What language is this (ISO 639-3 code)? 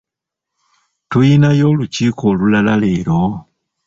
lug